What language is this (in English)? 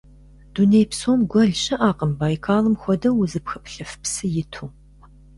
Kabardian